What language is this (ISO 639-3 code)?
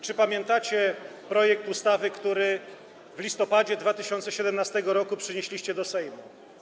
pol